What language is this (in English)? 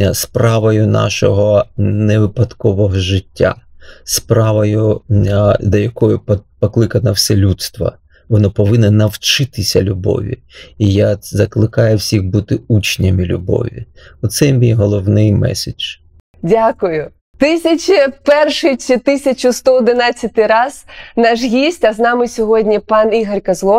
Ukrainian